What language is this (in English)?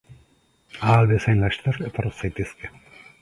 Basque